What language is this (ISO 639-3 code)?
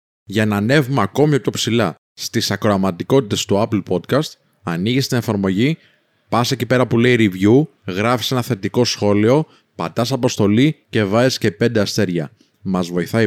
ell